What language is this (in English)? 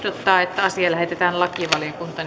Finnish